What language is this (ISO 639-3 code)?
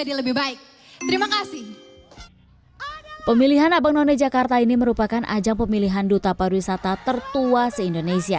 ind